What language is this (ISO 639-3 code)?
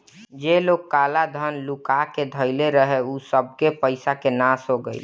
bho